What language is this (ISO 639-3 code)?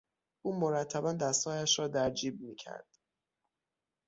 fas